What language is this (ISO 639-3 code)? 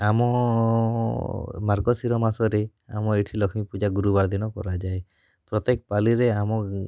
ori